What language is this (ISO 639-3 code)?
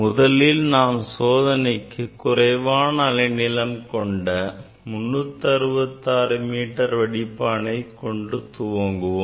tam